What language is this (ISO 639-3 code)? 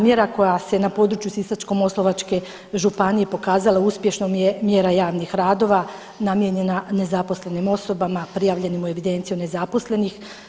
hrv